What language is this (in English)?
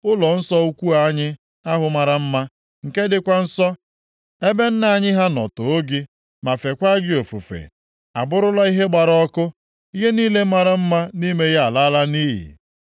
Igbo